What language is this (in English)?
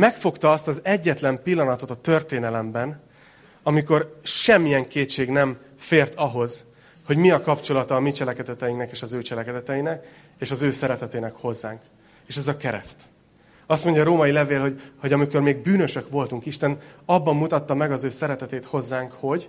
Hungarian